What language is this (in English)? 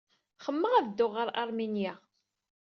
Kabyle